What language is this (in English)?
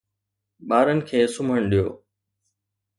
Sindhi